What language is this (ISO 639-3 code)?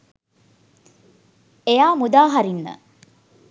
sin